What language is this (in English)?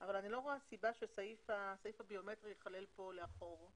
Hebrew